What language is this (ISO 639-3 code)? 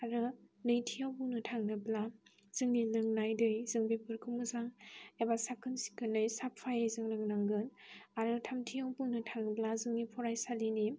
brx